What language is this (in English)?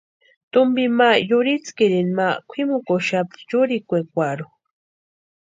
Western Highland Purepecha